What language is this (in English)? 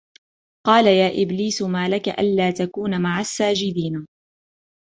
Arabic